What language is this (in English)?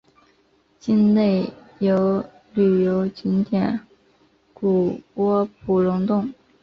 Chinese